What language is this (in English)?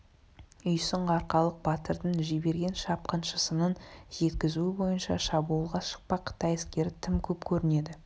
Kazakh